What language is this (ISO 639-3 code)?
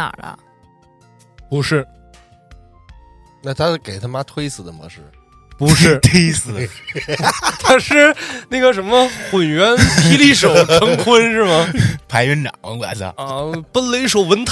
zho